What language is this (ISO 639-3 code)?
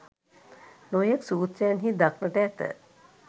sin